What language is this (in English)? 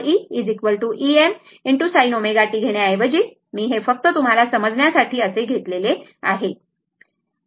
Marathi